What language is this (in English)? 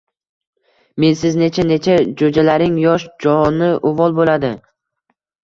Uzbek